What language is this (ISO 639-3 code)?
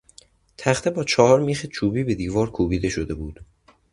fas